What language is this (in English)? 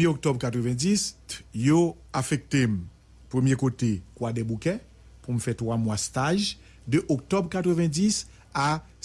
French